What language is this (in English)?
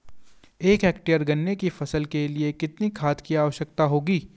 Hindi